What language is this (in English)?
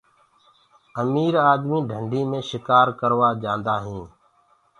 Gurgula